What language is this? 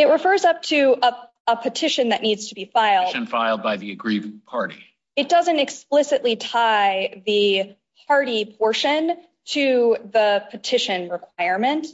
English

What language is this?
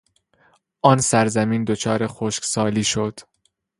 Persian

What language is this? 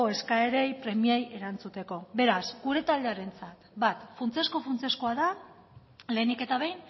Basque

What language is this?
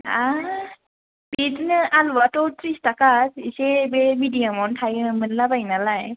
Bodo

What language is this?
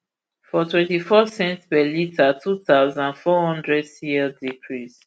Nigerian Pidgin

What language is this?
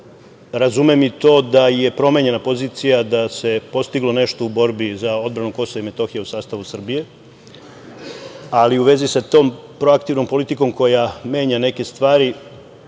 Serbian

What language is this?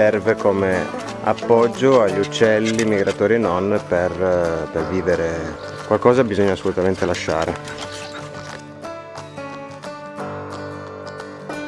Italian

